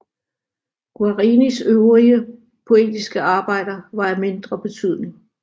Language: Danish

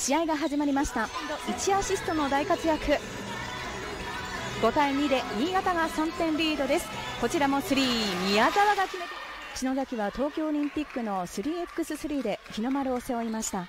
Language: Japanese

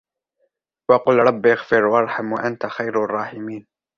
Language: Arabic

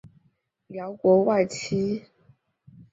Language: Chinese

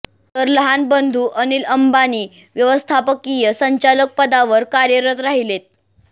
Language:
Marathi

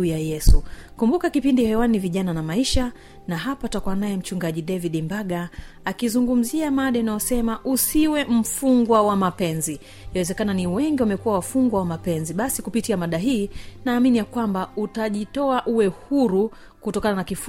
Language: Swahili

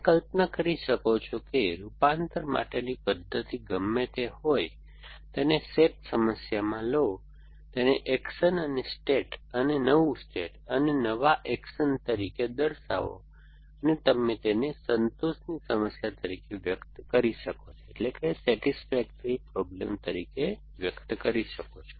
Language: Gujarati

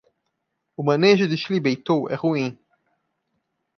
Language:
Portuguese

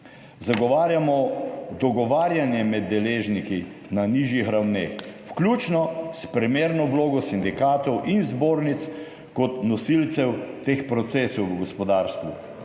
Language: Slovenian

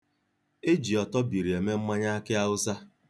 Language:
Igbo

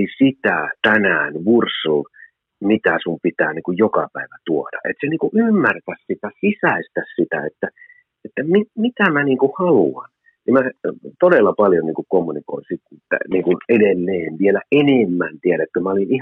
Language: Finnish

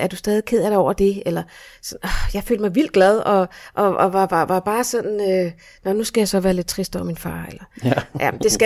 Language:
Danish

